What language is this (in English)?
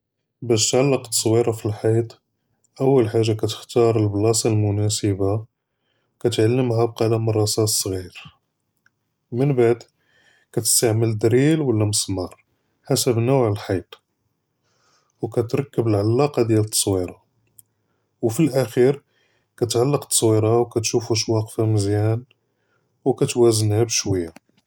Judeo-Arabic